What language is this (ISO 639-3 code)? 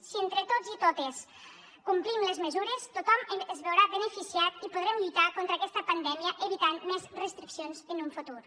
cat